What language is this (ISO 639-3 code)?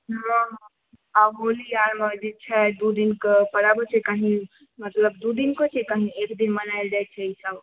mai